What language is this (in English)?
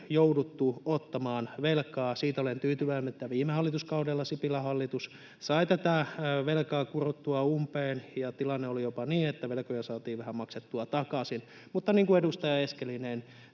Finnish